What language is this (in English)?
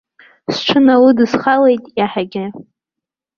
Abkhazian